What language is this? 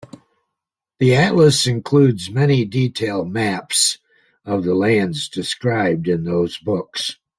English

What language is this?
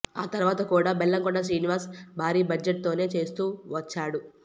Telugu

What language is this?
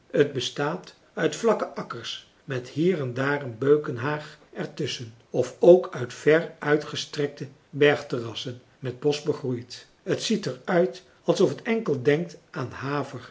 Dutch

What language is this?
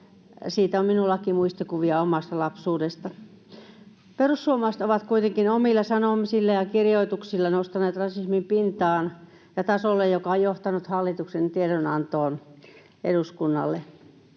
Finnish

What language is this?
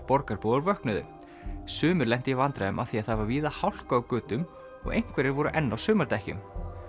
Icelandic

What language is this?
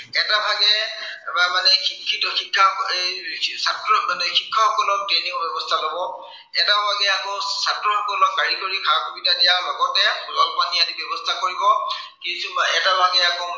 Assamese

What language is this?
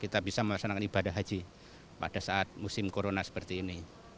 Indonesian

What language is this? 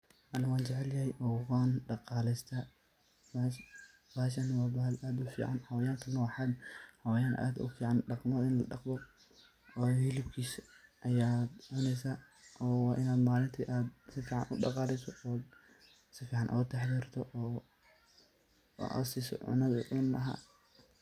Somali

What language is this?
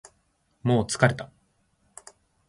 Japanese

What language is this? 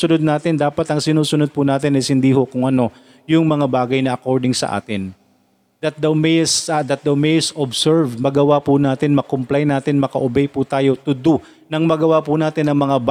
Filipino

